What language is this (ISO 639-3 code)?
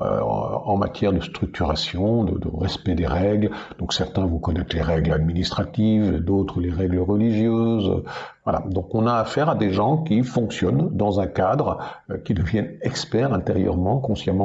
fra